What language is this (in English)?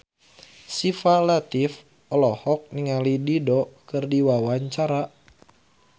Sundanese